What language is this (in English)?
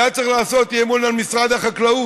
Hebrew